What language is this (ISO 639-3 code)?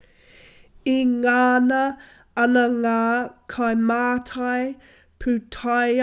mri